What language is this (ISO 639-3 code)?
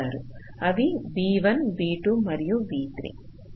tel